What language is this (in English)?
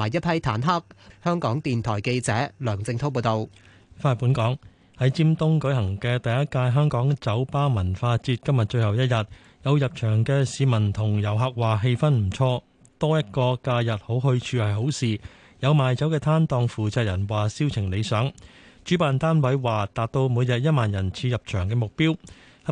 Chinese